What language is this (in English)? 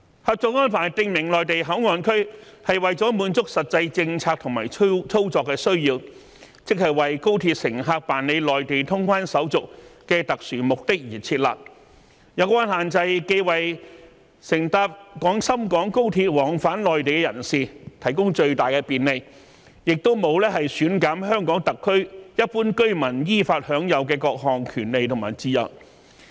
Cantonese